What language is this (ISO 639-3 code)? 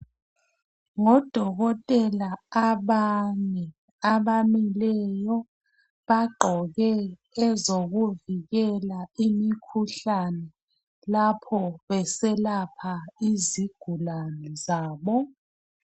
nde